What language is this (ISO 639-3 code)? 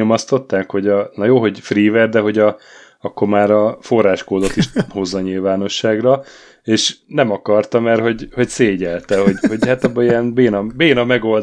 hun